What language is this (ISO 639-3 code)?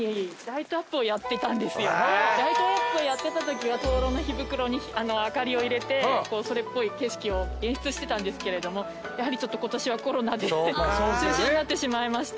jpn